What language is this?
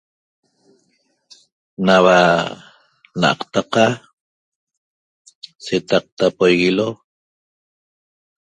Toba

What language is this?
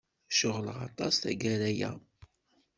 Kabyle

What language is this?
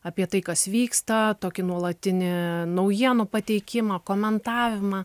Lithuanian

